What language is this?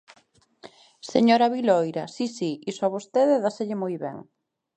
Galician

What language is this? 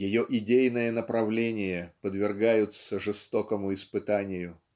Russian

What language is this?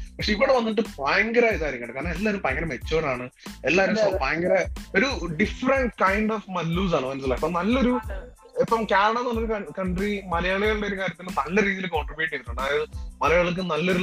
Malayalam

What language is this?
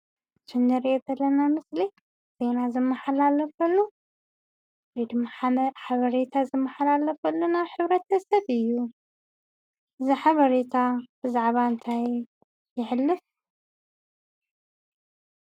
Tigrinya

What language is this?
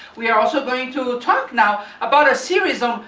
English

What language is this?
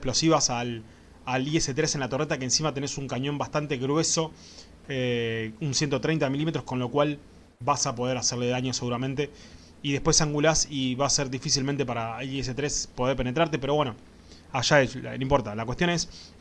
Spanish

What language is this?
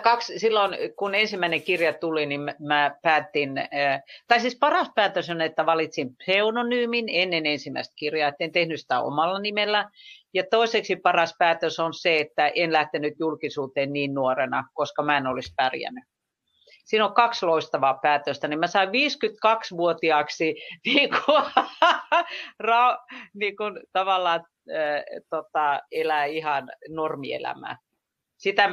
Finnish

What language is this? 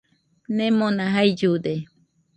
Nüpode Huitoto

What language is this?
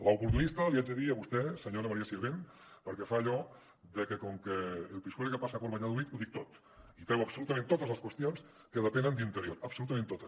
Catalan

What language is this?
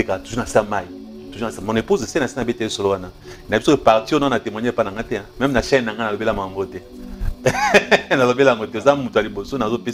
French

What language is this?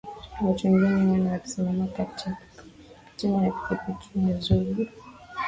Swahili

